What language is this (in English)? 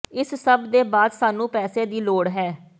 Punjabi